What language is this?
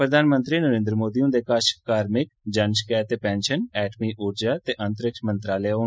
Dogri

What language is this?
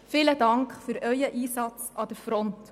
Swiss German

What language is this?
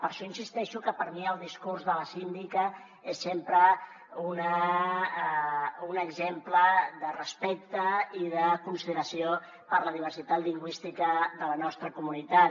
Catalan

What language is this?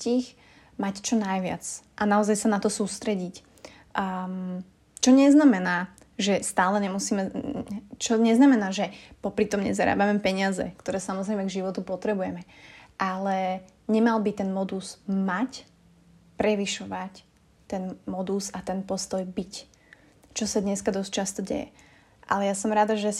Slovak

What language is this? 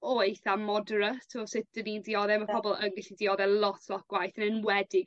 Welsh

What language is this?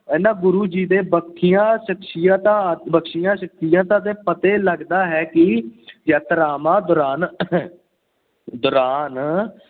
Punjabi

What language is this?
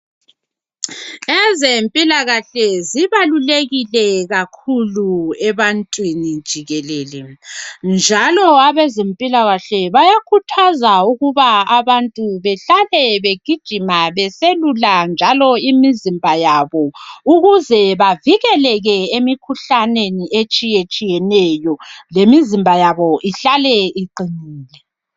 North Ndebele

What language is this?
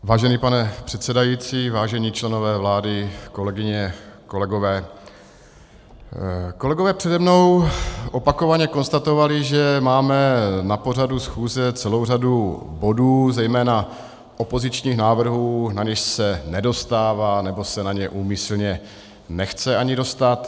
Czech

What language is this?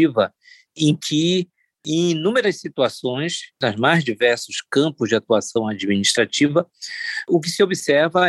Portuguese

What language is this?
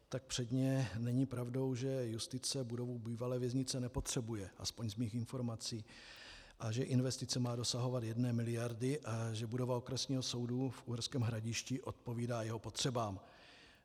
Czech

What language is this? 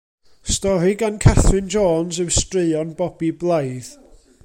Welsh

